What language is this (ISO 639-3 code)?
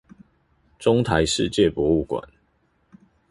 zho